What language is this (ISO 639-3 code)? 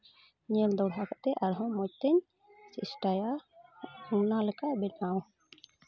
sat